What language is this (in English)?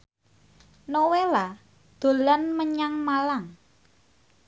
Javanese